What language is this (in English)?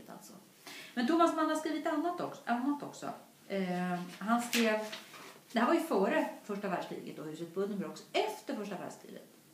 Swedish